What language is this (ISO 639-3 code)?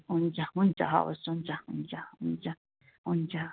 nep